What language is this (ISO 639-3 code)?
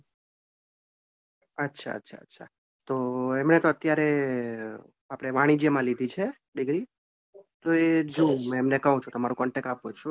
guj